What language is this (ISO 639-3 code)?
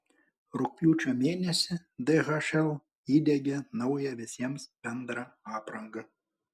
lit